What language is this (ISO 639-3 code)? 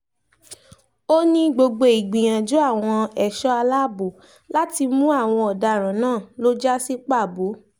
yor